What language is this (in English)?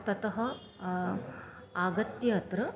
Sanskrit